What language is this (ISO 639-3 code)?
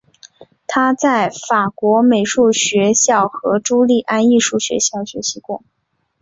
zho